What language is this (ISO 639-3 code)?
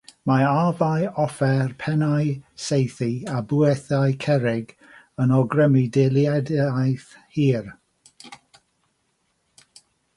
cym